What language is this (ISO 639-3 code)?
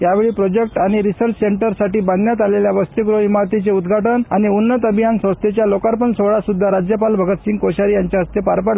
mar